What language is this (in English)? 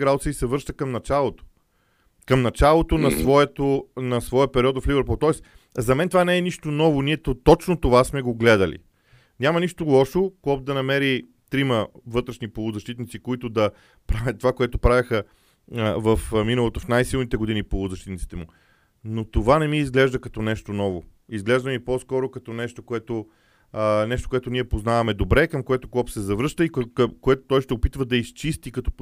Bulgarian